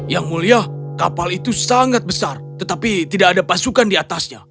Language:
Indonesian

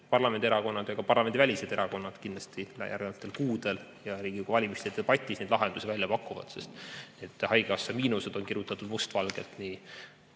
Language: Estonian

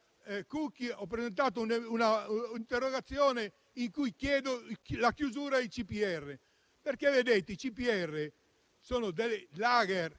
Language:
Italian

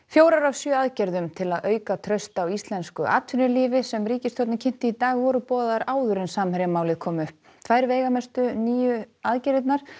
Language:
Icelandic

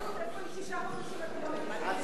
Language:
Hebrew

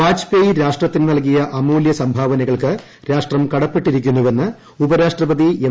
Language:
Malayalam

